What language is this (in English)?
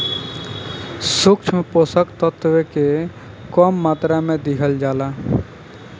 Bhojpuri